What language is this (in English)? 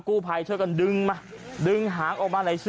Thai